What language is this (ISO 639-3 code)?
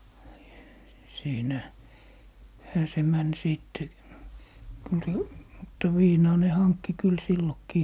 fin